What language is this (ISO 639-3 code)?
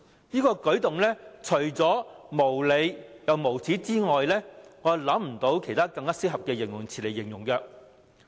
yue